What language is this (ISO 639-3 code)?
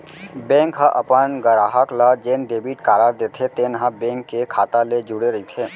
hne